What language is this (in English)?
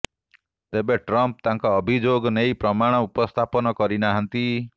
Odia